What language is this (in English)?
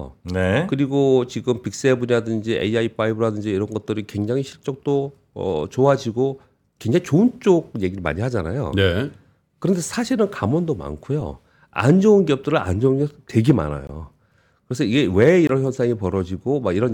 Korean